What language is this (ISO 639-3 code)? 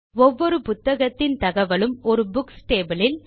tam